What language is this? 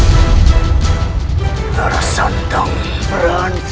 Indonesian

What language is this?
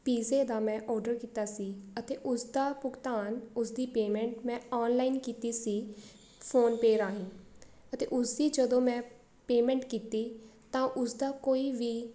Punjabi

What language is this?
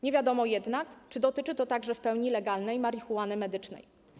Polish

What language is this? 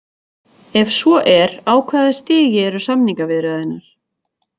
Icelandic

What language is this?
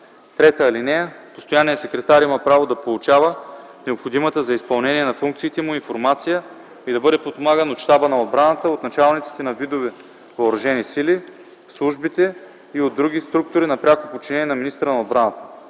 Bulgarian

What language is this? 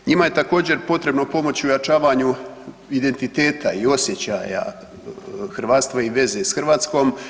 Croatian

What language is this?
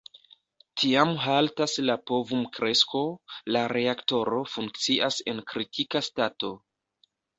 Esperanto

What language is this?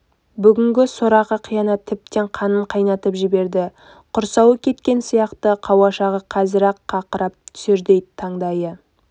Kazakh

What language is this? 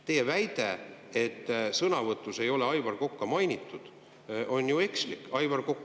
Estonian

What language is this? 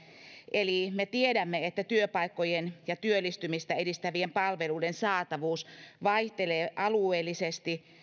Finnish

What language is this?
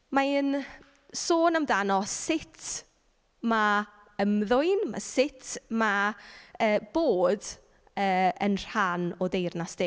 Welsh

